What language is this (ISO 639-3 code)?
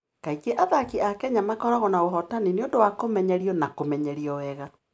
kik